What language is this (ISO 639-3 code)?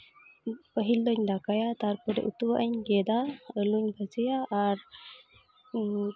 sat